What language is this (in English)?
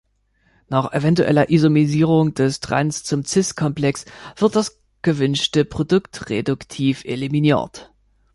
German